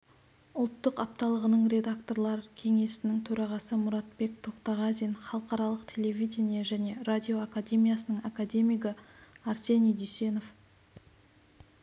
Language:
Kazakh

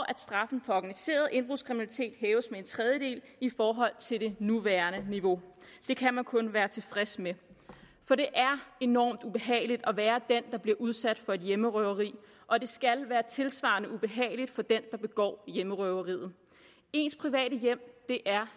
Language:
Danish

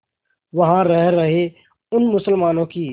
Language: Hindi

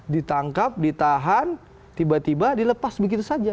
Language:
Indonesian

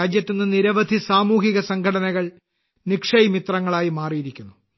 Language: Malayalam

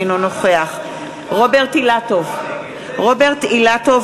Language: Hebrew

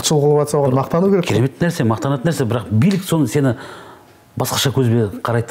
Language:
Turkish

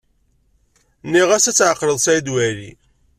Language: Kabyle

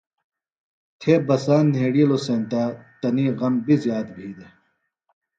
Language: Phalura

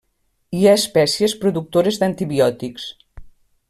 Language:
Catalan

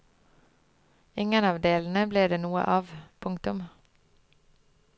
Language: Norwegian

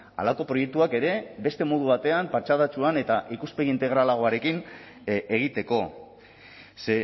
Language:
Basque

